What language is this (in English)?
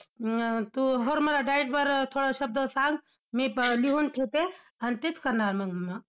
Marathi